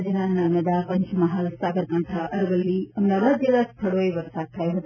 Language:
Gujarati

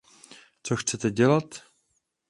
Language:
Czech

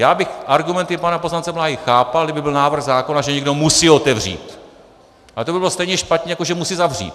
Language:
Czech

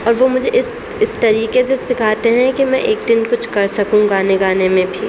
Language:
Urdu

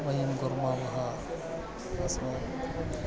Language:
Sanskrit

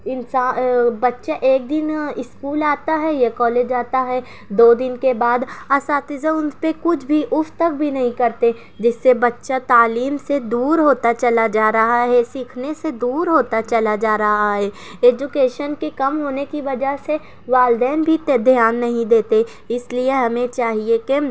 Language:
Urdu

